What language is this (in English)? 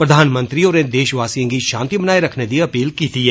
Dogri